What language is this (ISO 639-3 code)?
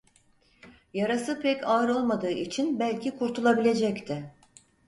tur